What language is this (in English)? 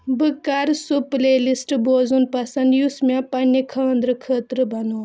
Kashmiri